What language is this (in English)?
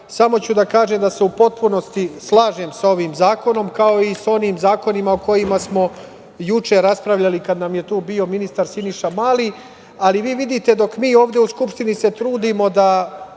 Serbian